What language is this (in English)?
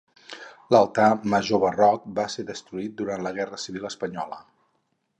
Catalan